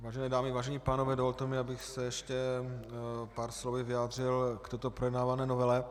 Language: Czech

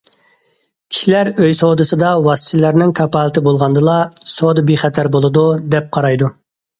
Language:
Uyghur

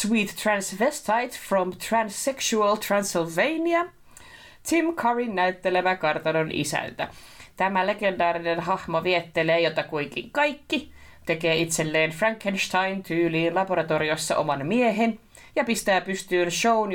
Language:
Finnish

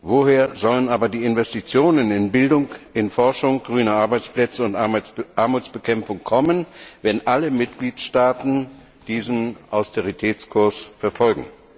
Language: German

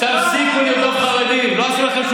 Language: Hebrew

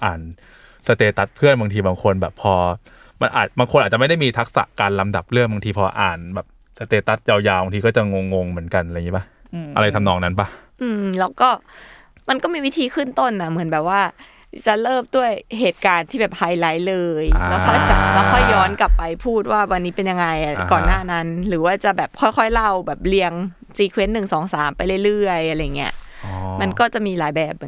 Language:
Thai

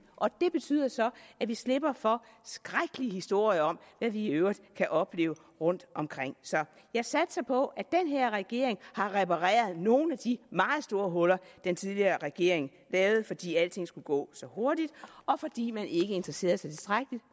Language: Danish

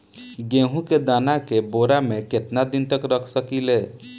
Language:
Bhojpuri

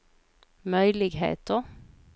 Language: Swedish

